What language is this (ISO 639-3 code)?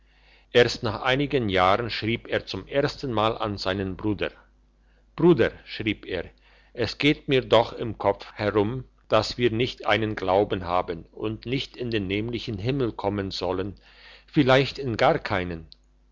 deu